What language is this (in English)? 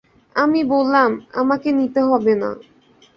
Bangla